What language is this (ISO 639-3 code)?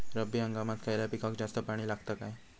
mar